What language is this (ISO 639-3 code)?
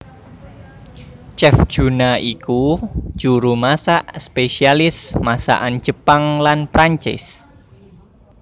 jav